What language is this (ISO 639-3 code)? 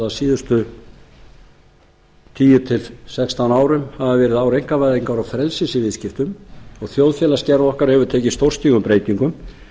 isl